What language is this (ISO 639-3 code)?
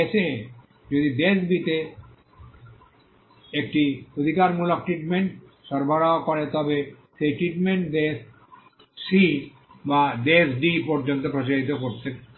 ben